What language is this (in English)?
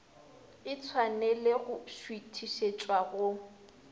Northern Sotho